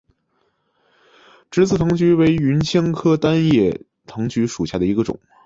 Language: Chinese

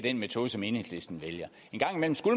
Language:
Danish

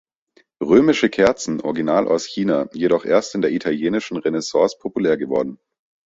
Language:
German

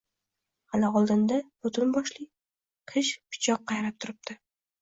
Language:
Uzbek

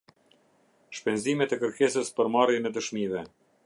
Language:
Albanian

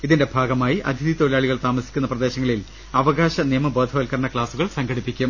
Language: Malayalam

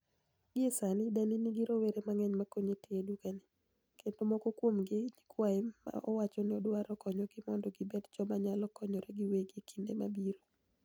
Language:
Luo (Kenya and Tanzania)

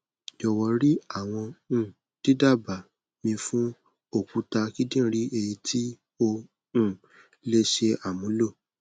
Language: Yoruba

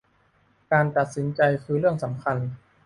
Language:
Thai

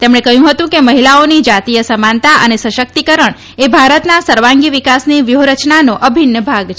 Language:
Gujarati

